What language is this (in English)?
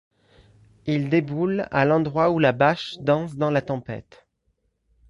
French